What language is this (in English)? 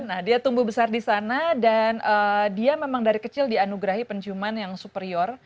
Indonesian